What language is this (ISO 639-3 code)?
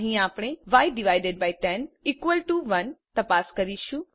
guj